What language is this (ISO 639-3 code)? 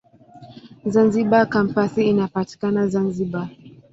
swa